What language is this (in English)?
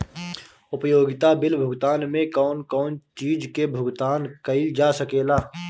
Bhojpuri